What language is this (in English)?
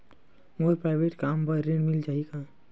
Chhattisgarhi